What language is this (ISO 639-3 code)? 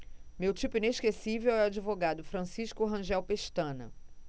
por